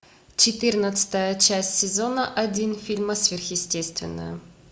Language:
Russian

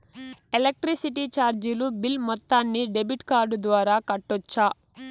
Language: Telugu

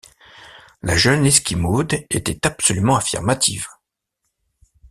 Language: French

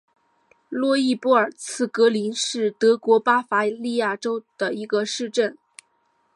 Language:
Chinese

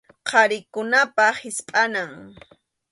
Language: Arequipa-La Unión Quechua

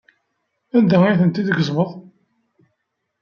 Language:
Kabyle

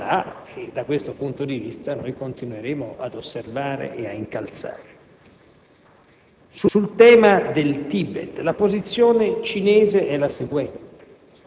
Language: Italian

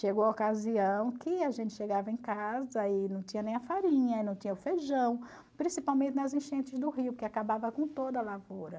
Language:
Portuguese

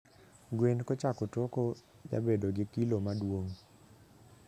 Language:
Luo (Kenya and Tanzania)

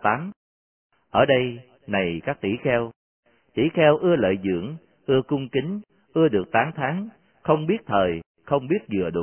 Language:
Vietnamese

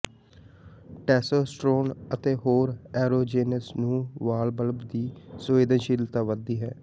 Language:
Punjabi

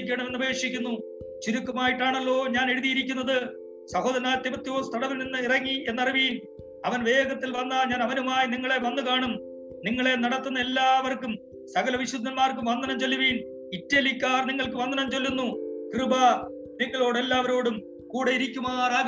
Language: Malayalam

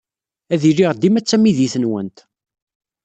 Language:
Kabyle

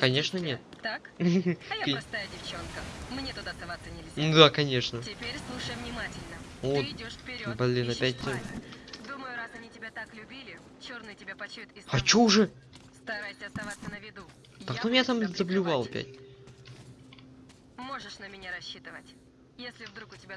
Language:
Russian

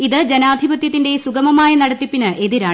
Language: Malayalam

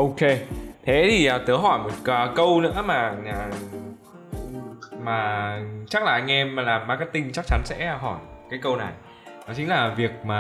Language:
Vietnamese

